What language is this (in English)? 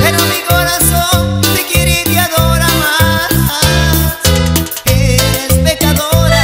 Arabic